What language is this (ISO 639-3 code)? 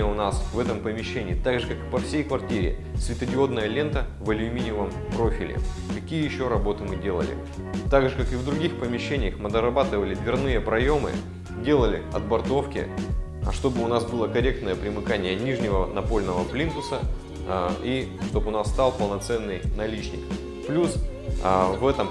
rus